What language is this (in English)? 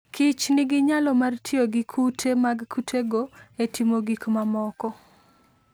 Luo (Kenya and Tanzania)